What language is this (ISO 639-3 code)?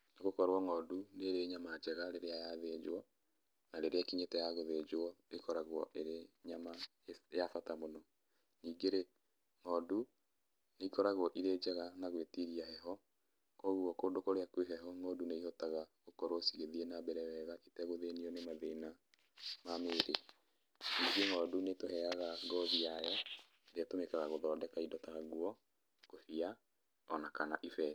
kik